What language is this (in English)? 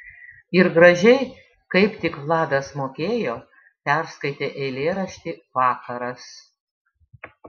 Lithuanian